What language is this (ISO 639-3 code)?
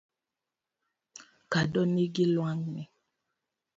luo